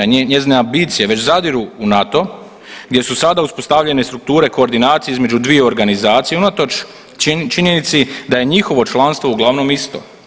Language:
Croatian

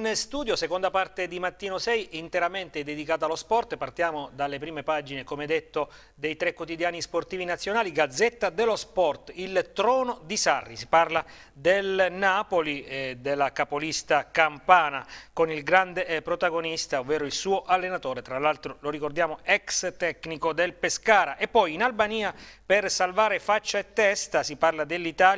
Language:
Italian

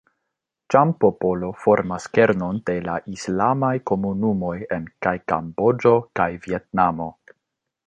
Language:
Esperanto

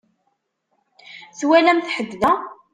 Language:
Kabyle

